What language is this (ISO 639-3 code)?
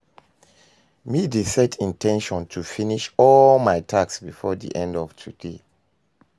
pcm